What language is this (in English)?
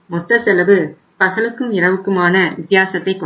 Tamil